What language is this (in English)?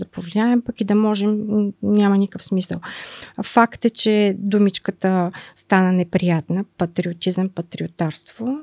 Bulgarian